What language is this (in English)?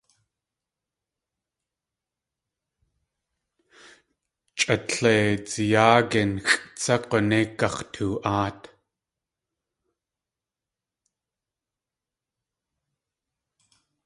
Tlingit